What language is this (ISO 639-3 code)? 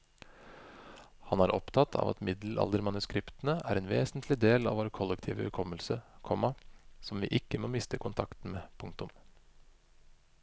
nor